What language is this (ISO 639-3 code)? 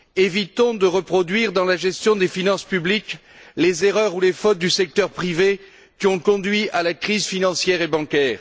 fra